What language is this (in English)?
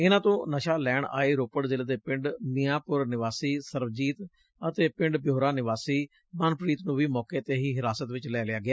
Punjabi